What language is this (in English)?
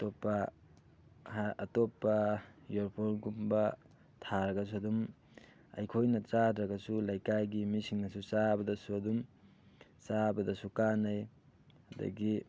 Manipuri